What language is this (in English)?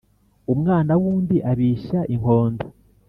Kinyarwanda